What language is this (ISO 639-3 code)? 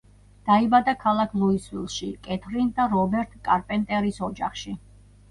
kat